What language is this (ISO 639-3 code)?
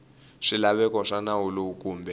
tso